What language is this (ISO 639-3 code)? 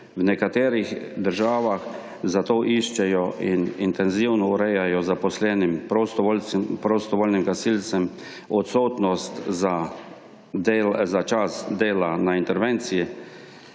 slv